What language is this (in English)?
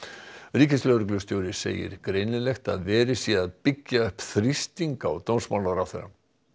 Icelandic